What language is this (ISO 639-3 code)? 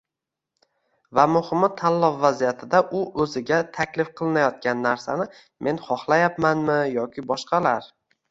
uzb